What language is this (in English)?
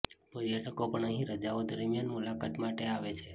Gujarati